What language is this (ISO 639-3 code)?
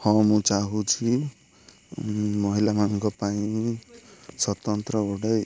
ori